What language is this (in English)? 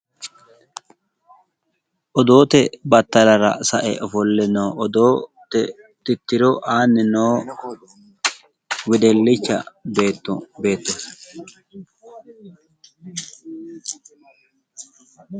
Sidamo